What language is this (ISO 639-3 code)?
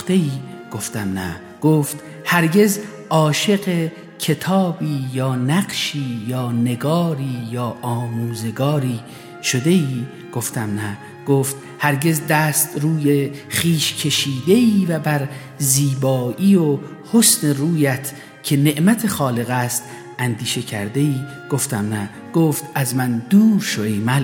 fas